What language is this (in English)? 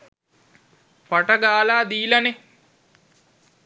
Sinhala